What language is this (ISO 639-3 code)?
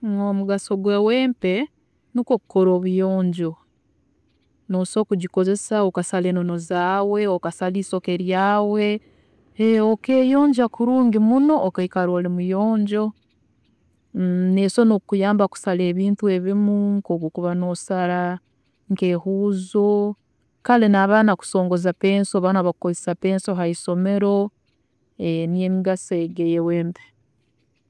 ttj